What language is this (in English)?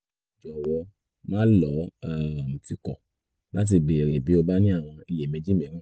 Yoruba